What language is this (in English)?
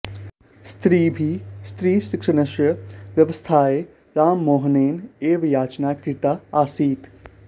Sanskrit